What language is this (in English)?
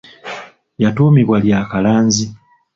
Ganda